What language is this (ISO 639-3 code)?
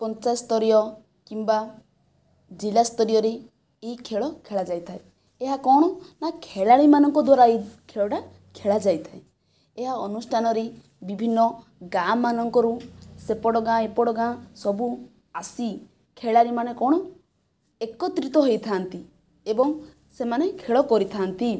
ori